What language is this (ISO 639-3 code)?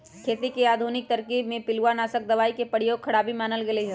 mag